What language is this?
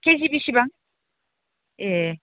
Bodo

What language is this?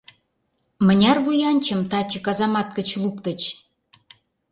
Mari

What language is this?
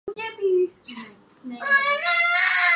Urdu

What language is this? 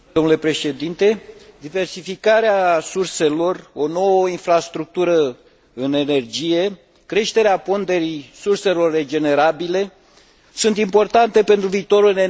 Romanian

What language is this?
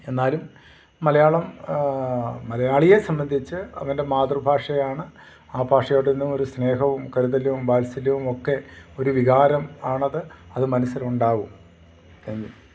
Malayalam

